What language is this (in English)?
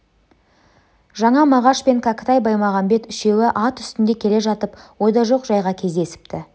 Kazakh